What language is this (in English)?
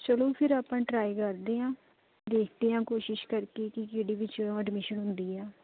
Punjabi